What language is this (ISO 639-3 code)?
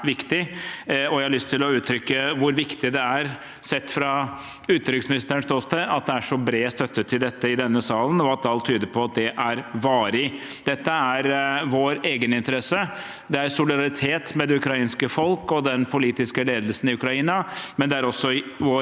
nor